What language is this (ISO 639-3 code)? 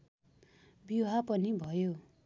nep